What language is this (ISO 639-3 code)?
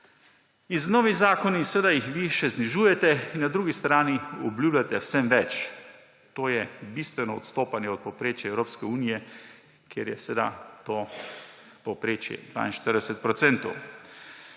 slv